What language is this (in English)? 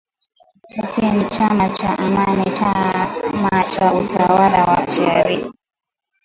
Swahili